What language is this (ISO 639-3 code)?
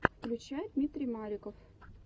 rus